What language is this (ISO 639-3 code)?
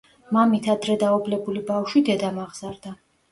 kat